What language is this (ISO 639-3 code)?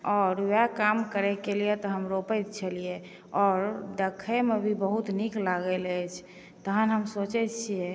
mai